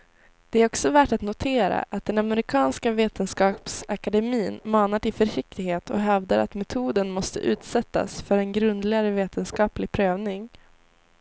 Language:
Swedish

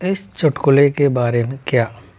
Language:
Hindi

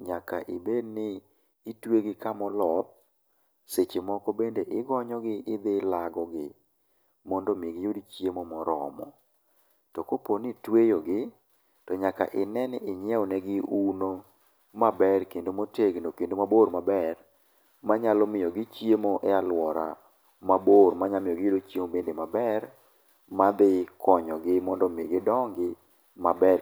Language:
Luo (Kenya and Tanzania)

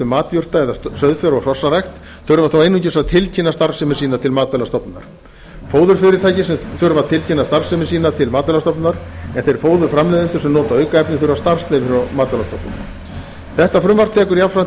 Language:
Icelandic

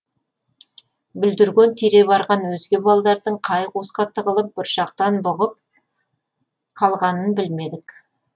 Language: Kazakh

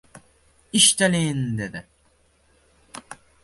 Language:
Uzbek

